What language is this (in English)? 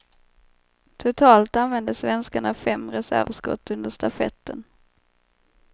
Swedish